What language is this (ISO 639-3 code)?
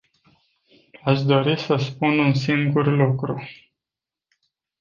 ron